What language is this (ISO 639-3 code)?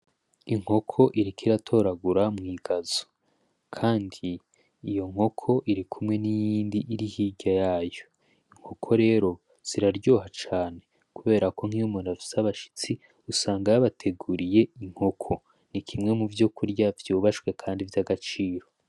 run